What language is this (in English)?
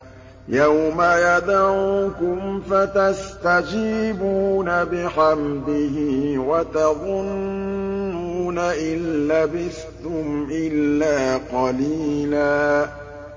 Arabic